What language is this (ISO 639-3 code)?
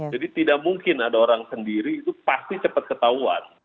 ind